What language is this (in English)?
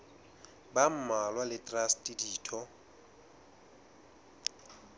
Southern Sotho